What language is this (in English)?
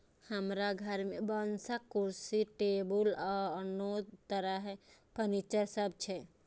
Maithili